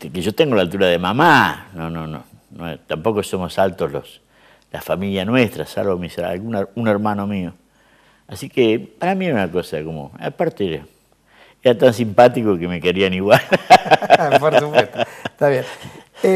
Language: Spanish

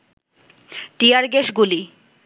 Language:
Bangla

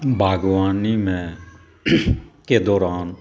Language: Maithili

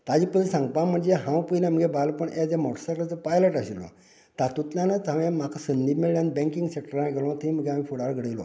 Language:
Konkani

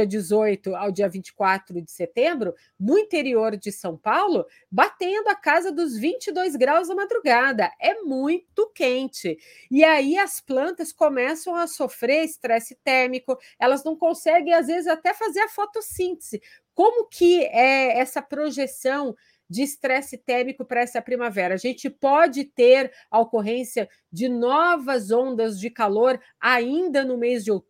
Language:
Portuguese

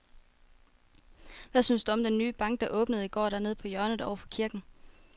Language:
Danish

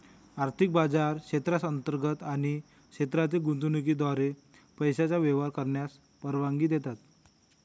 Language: Marathi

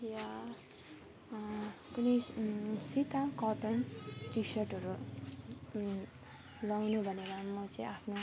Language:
Nepali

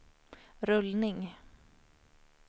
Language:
Swedish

